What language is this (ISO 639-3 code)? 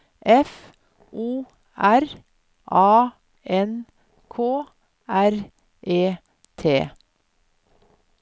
nor